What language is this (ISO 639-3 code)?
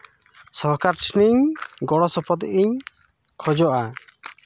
sat